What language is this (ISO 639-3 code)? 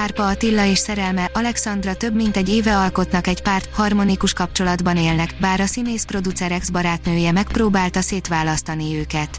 hun